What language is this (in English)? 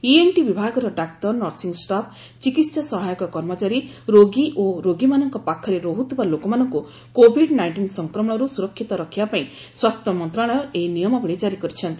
Odia